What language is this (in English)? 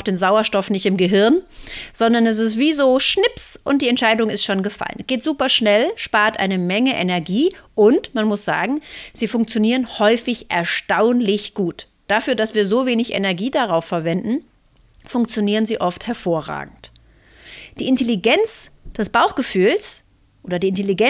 German